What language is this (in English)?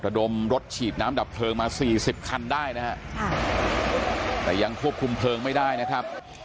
Thai